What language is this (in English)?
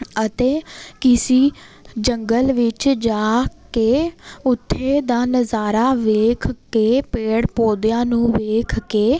Punjabi